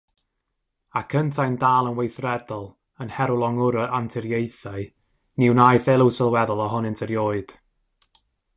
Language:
Welsh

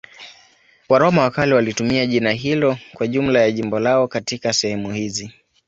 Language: Swahili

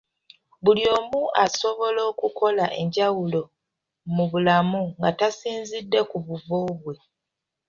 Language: Ganda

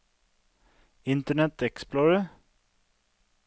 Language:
Norwegian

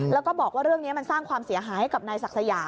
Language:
Thai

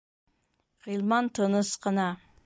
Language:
Bashkir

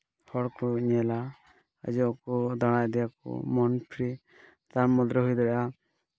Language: Santali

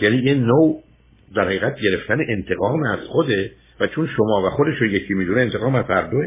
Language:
Persian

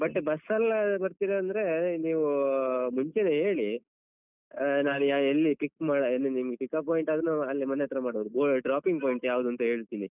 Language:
Kannada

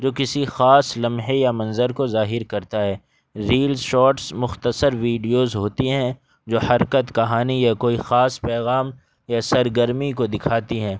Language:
Urdu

